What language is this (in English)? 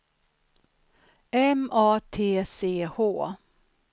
Swedish